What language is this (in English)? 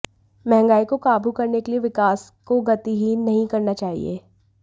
Hindi